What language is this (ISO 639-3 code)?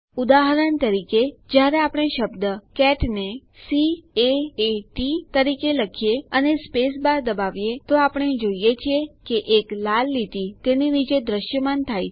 guj